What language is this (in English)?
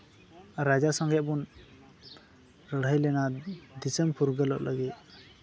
Santali